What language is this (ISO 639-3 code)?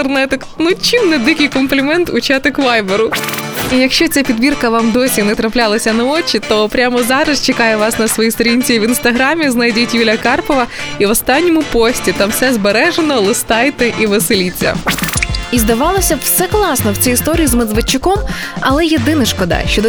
ukr